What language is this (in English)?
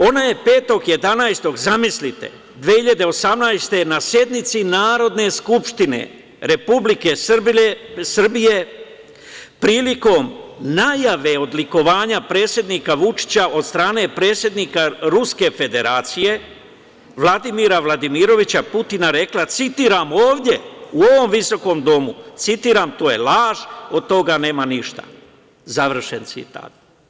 Serbian